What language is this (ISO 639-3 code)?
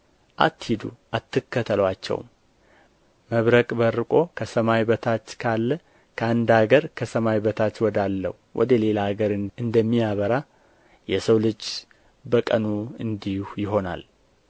amh